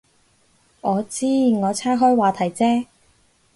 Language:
Cantonese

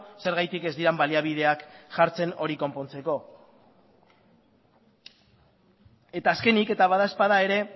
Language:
Basque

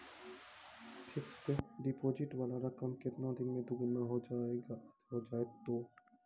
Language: Maithili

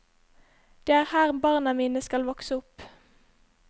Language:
Norwegian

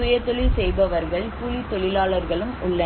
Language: Tamil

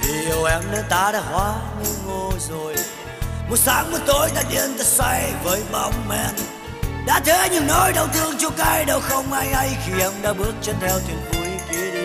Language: Vietnamese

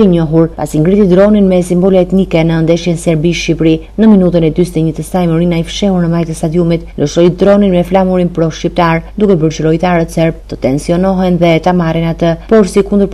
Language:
Romanian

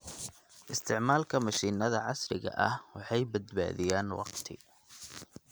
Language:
Somali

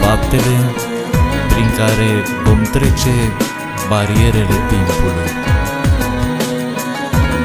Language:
Romanian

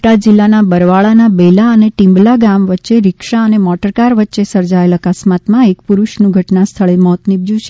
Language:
Gujarati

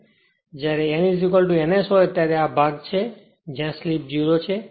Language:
Gujarati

